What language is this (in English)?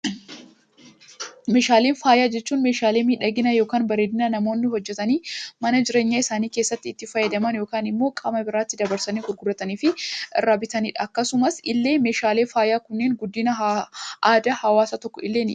Oromo